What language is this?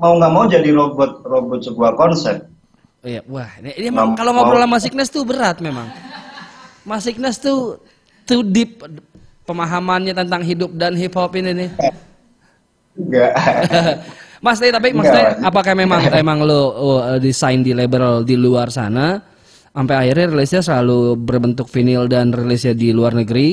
Indonesian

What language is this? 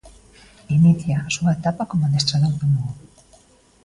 Galician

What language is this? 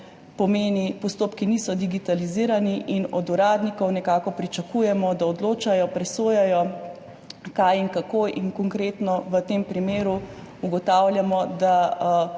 Slovenian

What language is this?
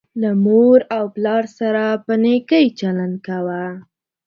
Pashto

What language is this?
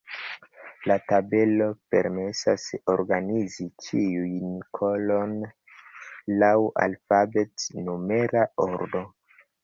Esperanto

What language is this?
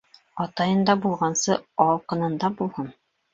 Bashkir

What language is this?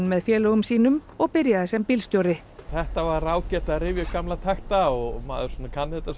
Icelandic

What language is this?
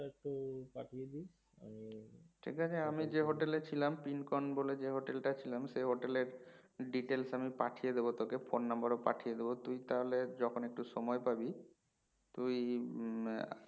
Bangla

